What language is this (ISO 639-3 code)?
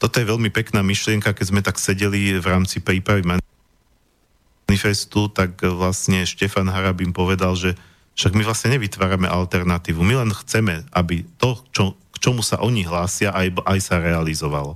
slk